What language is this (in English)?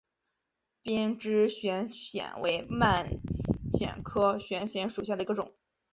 Chinese